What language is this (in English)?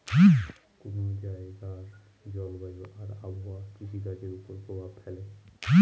Bangla